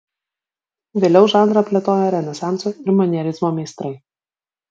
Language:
Lithuanian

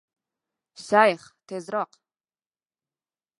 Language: Uzbek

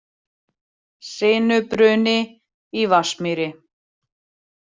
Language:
Icelandic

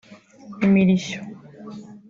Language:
Kinyarwanda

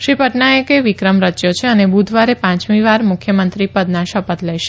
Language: Gujarati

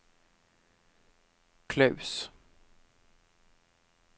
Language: Norwegian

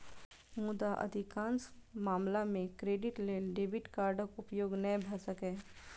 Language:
Maithili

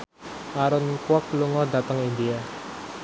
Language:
Javanese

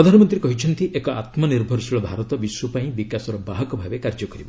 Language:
Odia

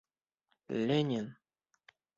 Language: Bashkir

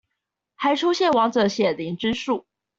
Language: Chinese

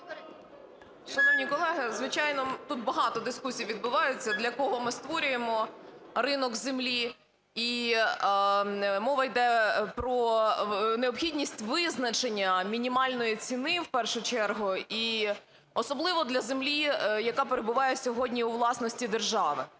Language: Ukrainian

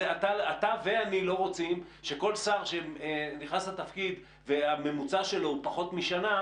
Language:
Hebrew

